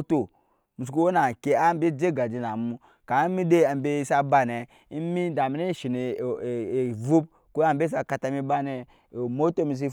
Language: Nyankpa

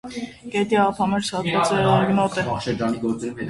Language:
Armenian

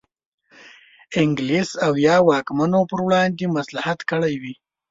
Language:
Pashto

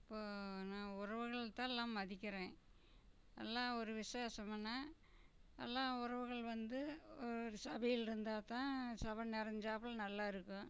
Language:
Tamil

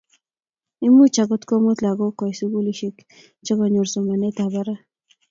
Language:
Kalenjin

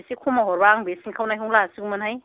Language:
Bodo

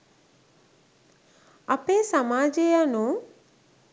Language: Sinhala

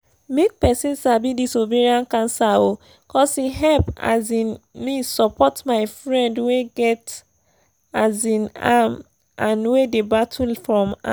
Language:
Nigerian Pidgin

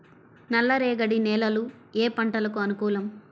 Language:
Telugu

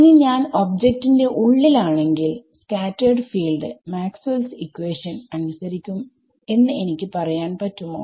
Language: Malayalam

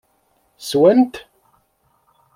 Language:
Kabyle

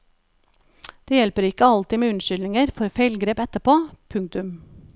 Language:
Norwegian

